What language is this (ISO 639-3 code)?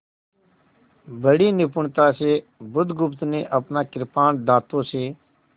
hin